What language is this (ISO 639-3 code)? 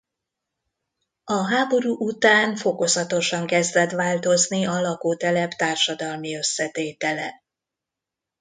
hun